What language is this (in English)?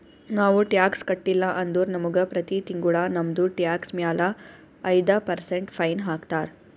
Kannada